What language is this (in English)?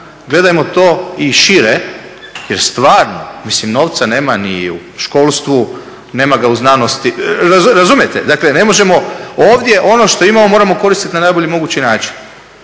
Croatian